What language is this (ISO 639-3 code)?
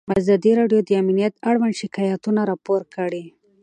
pus